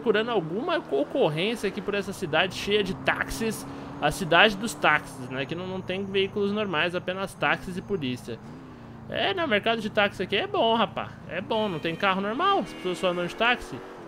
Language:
Portuguese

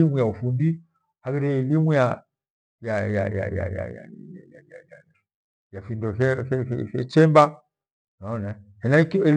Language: Gweno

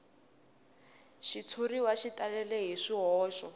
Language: Tsonga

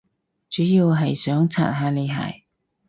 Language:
Cantonese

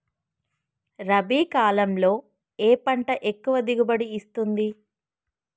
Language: Telugu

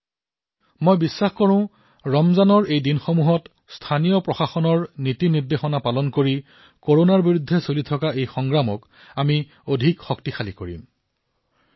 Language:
Assamese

